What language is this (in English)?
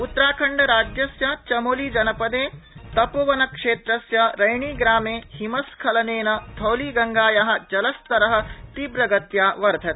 Sanskrit